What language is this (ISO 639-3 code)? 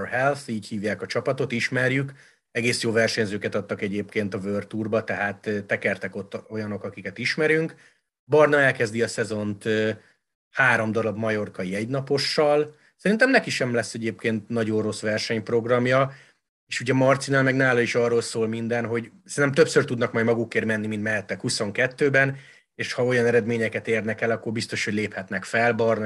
hun